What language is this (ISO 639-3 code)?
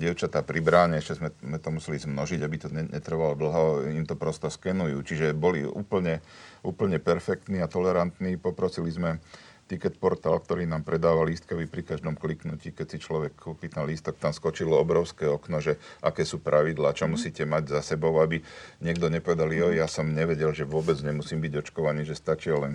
slk